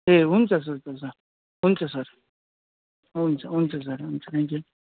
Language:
Nepali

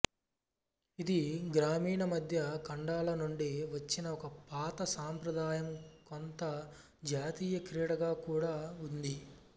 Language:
Telugu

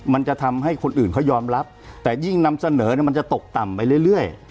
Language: Thai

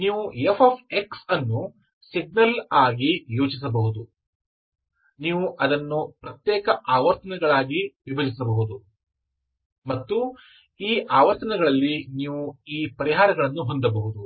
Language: Kannada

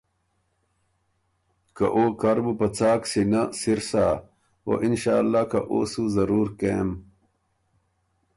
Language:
Ormuri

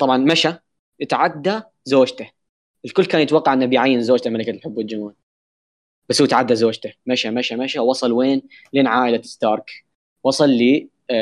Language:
Arabic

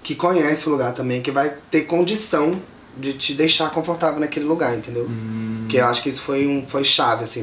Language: Portuguese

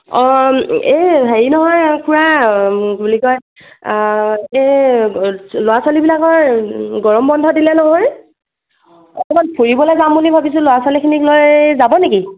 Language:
Assamese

